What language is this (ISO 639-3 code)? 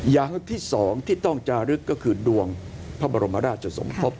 tha